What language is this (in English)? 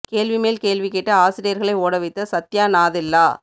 Tamil